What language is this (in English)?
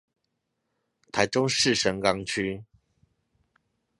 Chinese